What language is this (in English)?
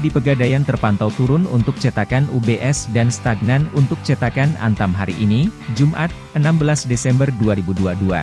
Indonesian